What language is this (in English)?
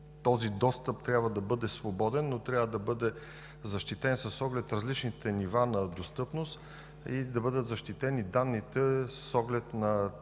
Bulgarian